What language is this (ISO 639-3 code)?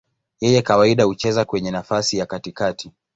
swa